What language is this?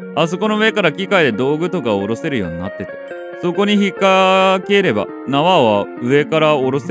Japanese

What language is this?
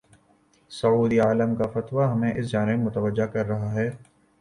Urdu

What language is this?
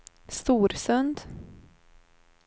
Swedish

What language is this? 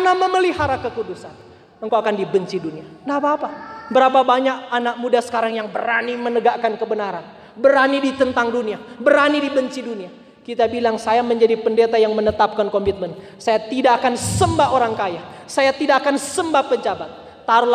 Indonesian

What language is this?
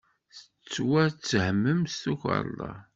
Kabyle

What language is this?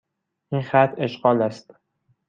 Persian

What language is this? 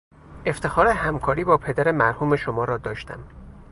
Persian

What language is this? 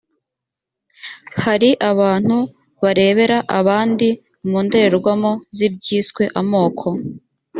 Kinyarwanda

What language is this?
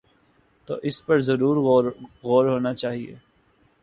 Urdu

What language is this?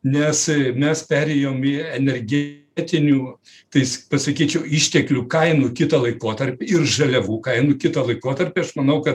Lithuanian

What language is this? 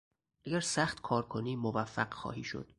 Persian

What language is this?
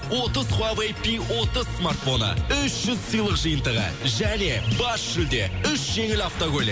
Kazakh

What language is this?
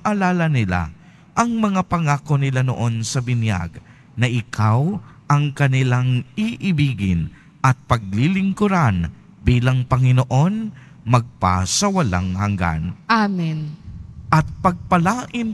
Filipino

